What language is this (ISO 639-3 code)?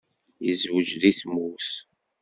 kab